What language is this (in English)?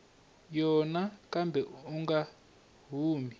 Tsonga